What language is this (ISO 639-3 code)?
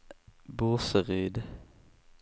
swe